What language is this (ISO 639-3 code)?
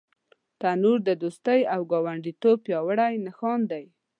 pus